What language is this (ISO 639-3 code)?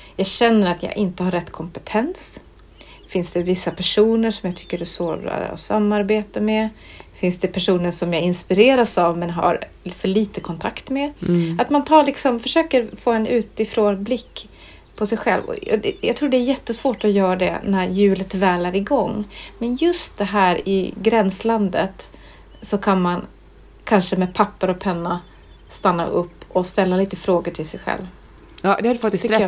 swe